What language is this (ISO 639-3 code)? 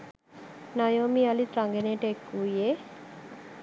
sin